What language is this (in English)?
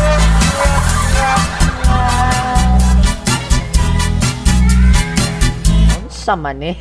Filipino